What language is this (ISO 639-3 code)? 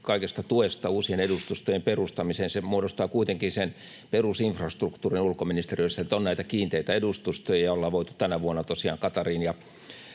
fin